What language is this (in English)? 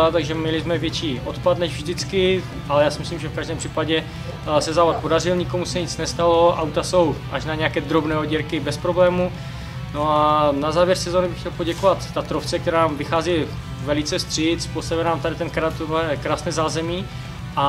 Czech